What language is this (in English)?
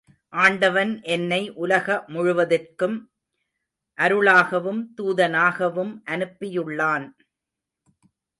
Tamil